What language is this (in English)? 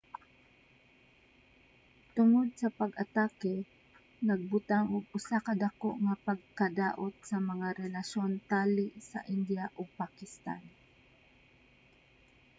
Cebuano